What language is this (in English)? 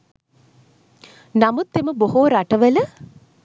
Sinhala